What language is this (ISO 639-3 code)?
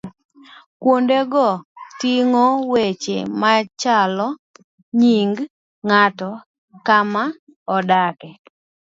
luo